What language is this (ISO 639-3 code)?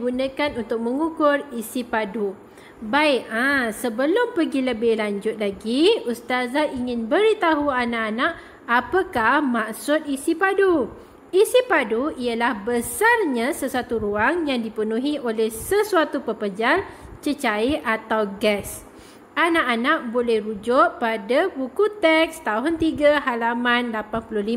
msa